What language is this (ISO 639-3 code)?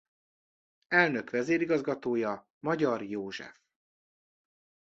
hun